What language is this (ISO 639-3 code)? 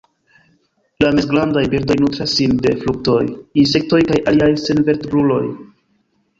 epo